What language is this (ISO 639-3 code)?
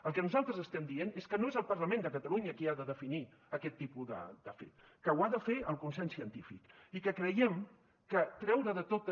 cat